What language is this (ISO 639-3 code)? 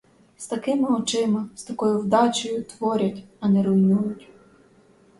ukr